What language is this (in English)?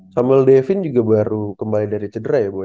Indonesian